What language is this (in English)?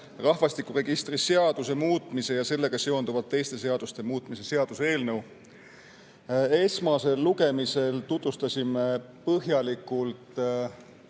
Estonian